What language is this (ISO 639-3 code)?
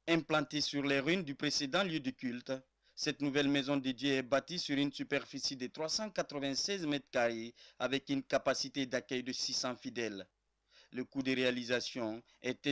fra